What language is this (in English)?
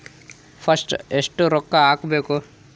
Kannada